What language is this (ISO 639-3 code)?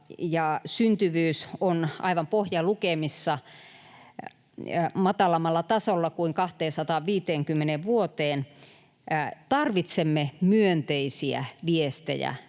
fin